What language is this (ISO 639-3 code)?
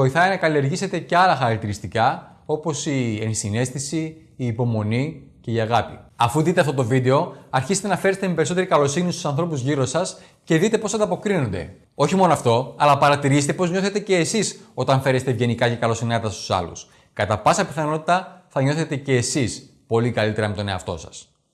ell